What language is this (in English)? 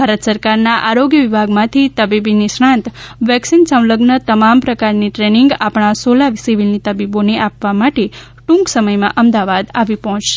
Gujarati